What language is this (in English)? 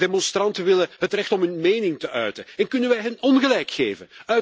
Dutch